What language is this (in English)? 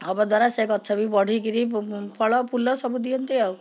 Odia